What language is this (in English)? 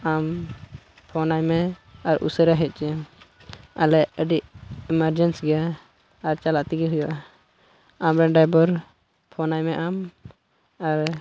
Santali